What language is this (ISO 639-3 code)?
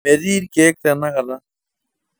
mas